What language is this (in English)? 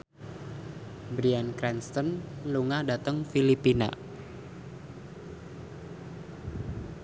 Javanese